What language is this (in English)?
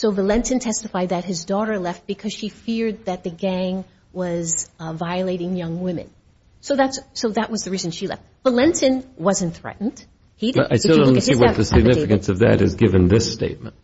English